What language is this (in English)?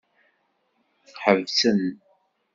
Kabyle